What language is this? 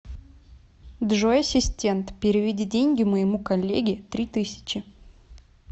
Russian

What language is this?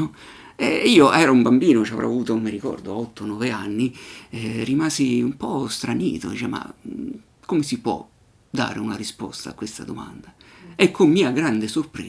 Italian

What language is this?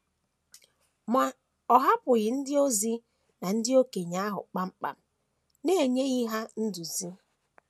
Igbo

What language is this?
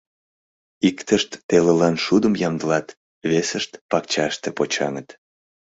Mari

